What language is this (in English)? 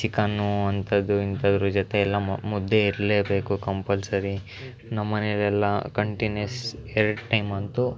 Kannada